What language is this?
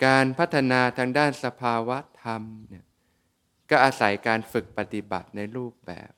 Thai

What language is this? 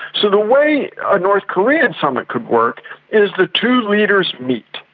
English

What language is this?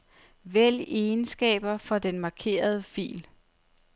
Danish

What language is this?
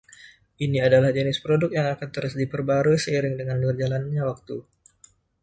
Indonesian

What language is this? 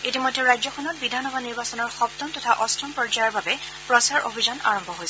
Assamese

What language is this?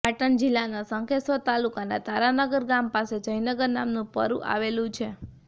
Gujarati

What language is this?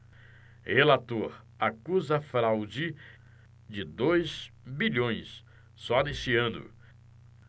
Portuguese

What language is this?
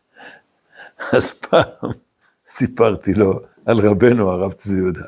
Hebrew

